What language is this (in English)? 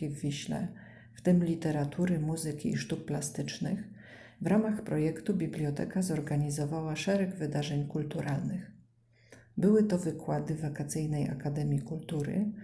Polish